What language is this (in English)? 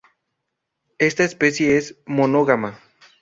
Spanish